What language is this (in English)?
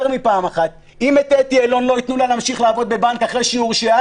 Hebrew